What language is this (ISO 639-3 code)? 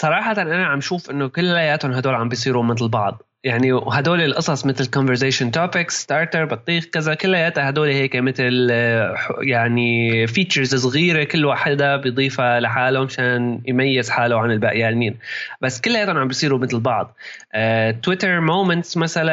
ara